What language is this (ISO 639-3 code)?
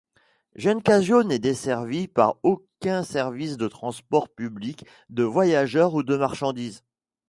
fra